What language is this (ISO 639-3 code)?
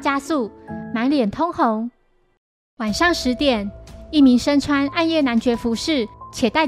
zho